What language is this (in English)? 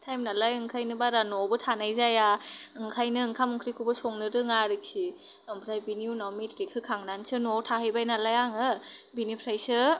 Bodo